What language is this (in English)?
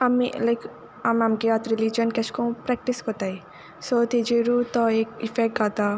Konkani